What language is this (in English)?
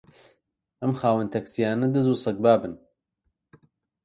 Central Kurdish